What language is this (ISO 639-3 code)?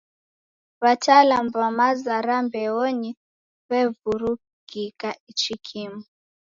dav